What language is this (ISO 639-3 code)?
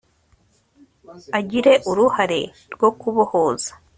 kin